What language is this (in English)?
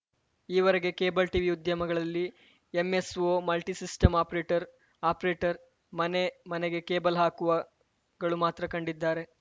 Kannada